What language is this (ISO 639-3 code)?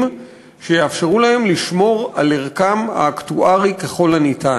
heb